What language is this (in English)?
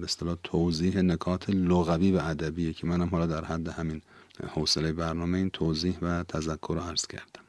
Persian